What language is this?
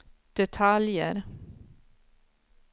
Swedish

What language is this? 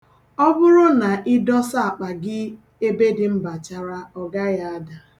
Igbo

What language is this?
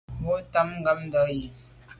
Medumba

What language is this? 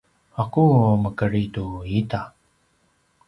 Paiwan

